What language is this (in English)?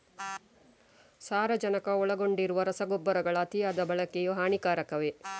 Kannada